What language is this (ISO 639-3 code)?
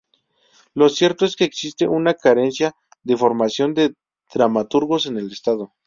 spa